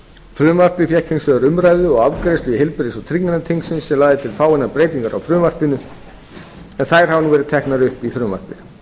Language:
Icelandic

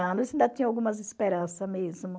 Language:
Portuguese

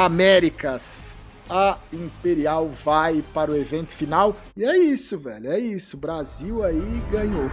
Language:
Portuguese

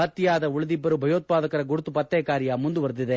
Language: Kannada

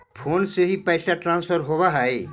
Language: Magahi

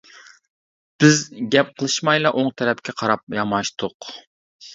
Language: Uyghur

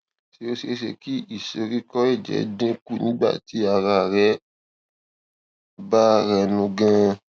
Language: Yoruba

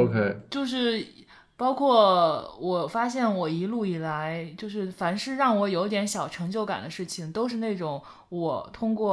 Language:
Chinese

